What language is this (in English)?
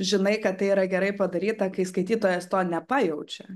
Lithuanian